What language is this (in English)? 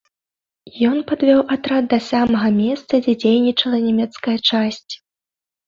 Belarusian